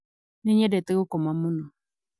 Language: Kikuyu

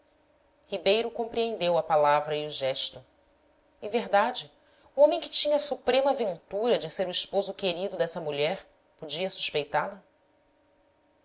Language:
Portuguese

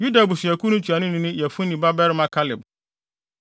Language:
Akan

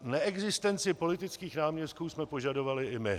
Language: Czech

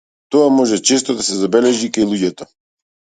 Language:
Macedonian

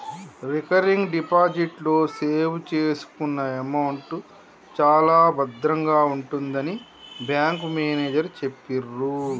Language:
Telugu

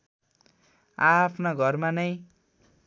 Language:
Nepali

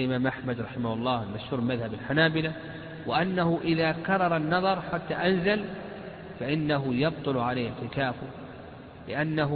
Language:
Arabic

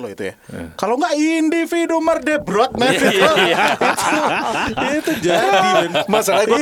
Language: Indonesian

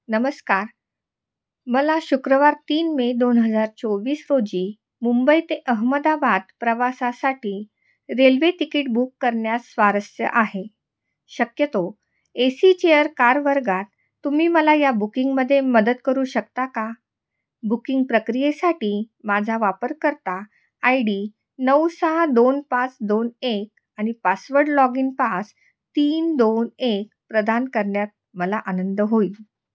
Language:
Marathi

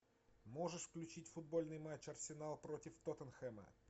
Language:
Russian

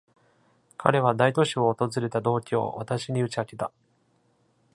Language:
Japanese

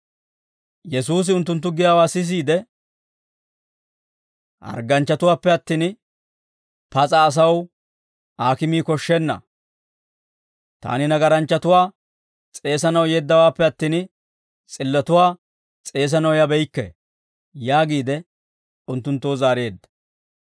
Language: Dawro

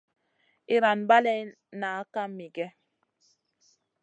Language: Masana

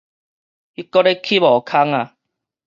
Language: Min Nan Chinese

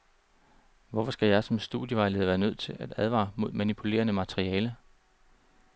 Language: Danish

